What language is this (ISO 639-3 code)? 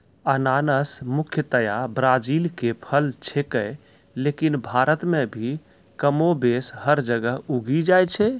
mai